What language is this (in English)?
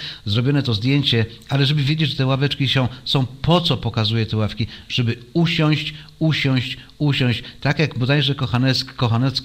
Polish